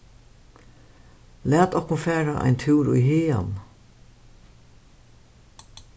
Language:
Faroese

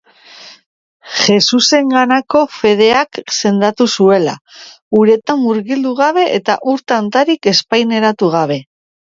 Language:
Basque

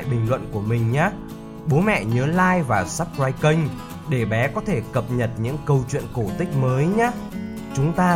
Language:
Vietnamese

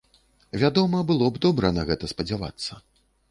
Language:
Belarusian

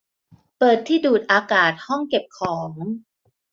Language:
Thai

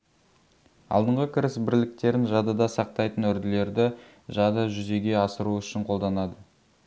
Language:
Kazakh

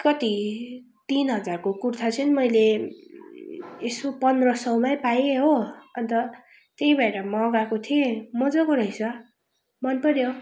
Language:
Nepali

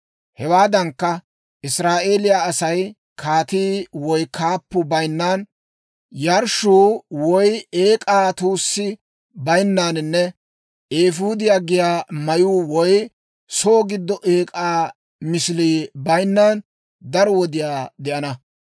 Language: Dawro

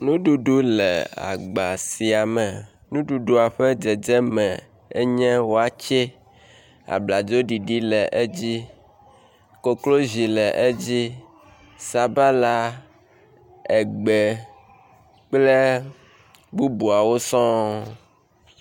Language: Ewe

